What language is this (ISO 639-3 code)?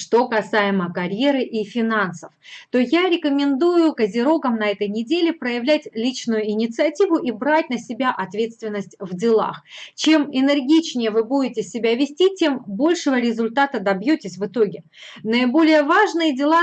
rus